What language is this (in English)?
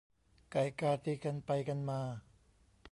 Thai